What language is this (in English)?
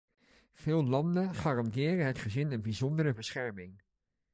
Dutch